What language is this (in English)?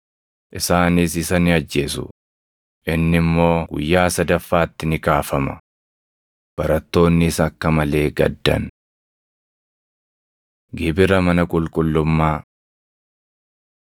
Oromo